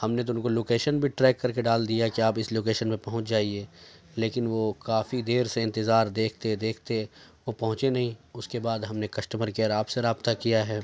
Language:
Urdu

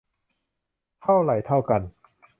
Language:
Thai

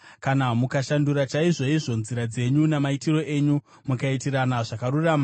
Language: Shona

